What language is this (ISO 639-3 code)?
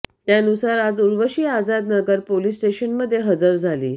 mar